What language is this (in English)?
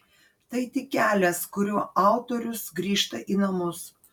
Lithuanian